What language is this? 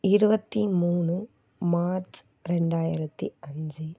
Tamil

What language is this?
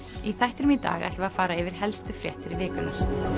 Icelandic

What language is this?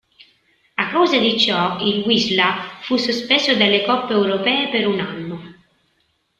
Italian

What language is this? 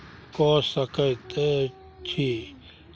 Maithili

